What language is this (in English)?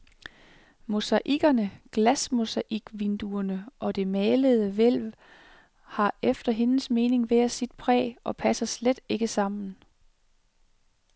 Danish